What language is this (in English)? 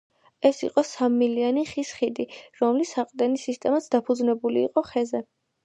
Georgian